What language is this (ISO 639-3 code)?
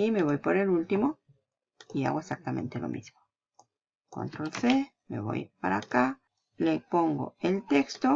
spa